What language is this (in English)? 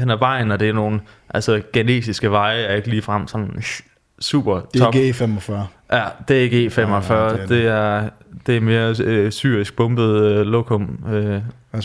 Danish